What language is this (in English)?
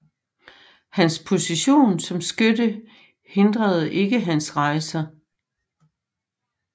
Danish